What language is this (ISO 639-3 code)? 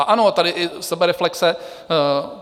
ces